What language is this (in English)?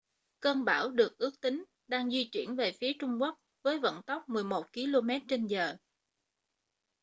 Vietnamese